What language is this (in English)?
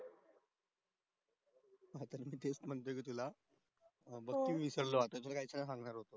Marathi